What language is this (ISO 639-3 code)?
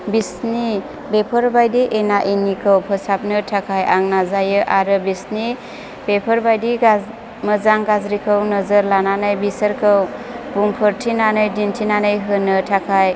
brx